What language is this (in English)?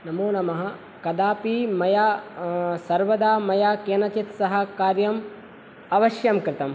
Sanskrit